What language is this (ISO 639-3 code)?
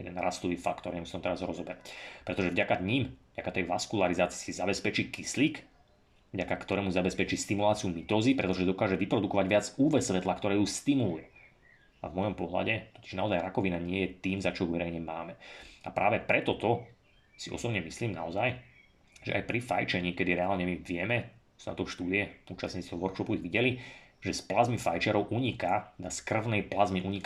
slk